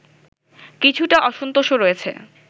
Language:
Bangla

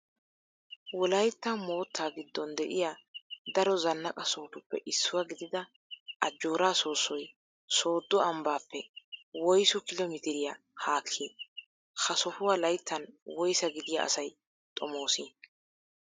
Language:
Wolaytta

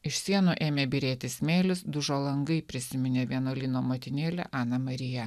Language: Lithuanian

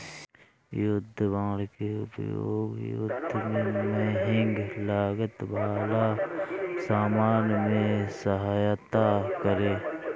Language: Bhojpuri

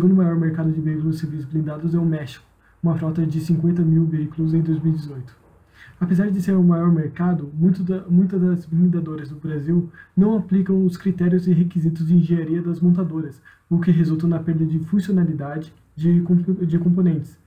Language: Portuguese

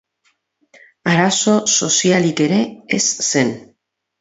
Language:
Basque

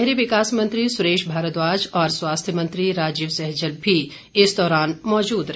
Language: Hindi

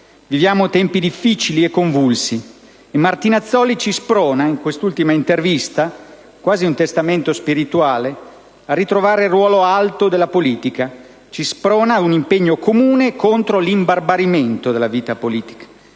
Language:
Italian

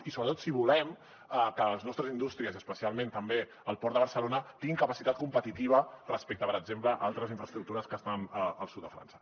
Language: Catalan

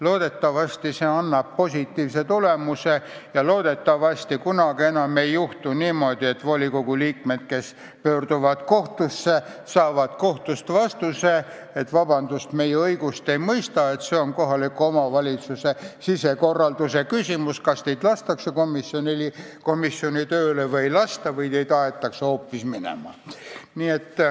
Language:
Estonian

